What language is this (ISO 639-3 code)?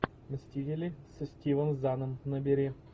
rus